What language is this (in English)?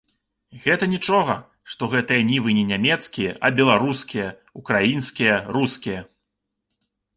Belarusian